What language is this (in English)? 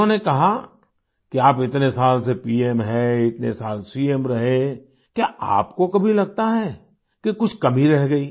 Hindi